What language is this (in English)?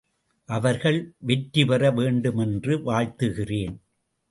Tamil